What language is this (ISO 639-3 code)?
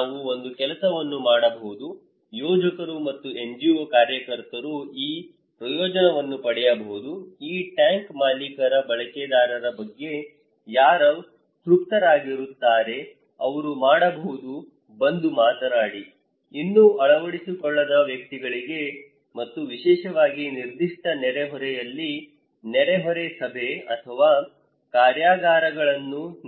kan